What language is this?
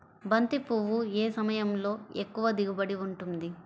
Telugu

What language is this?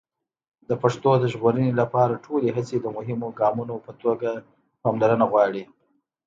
Pashto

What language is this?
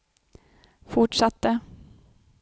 Swedish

